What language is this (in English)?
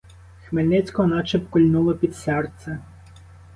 Ukrainian